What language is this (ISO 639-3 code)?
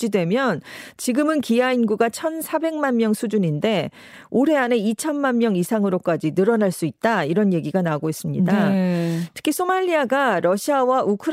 kor